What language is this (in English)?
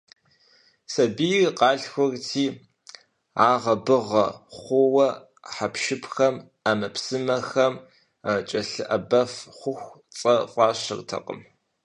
Kabardian